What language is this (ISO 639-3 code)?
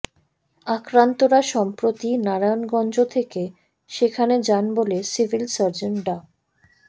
ben